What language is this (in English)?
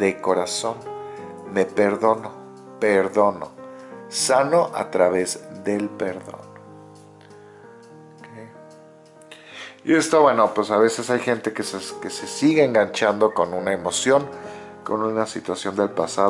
Spanish